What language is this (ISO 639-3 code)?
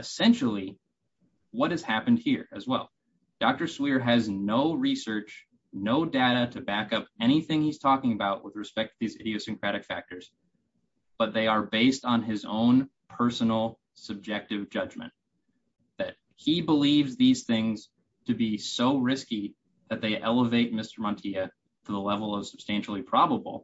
eng